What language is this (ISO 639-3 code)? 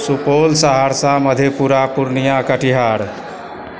mai